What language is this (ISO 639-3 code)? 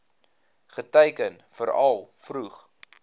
afr